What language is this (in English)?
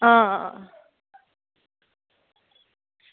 Dogri